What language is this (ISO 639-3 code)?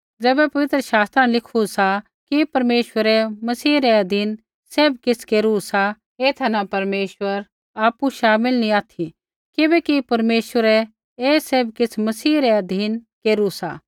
kfx